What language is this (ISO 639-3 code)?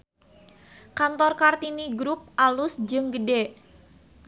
sun